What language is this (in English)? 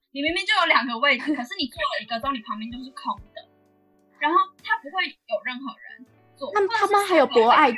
Chinese